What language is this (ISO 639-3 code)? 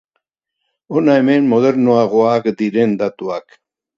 eus